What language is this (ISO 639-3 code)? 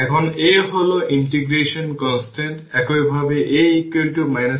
ben